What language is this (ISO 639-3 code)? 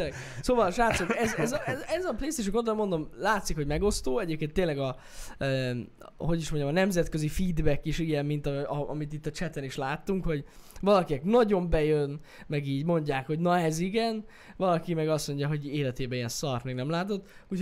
hun